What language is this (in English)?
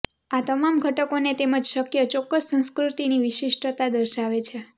Gujarati